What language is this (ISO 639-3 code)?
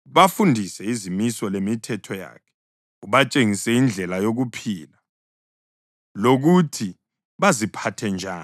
nde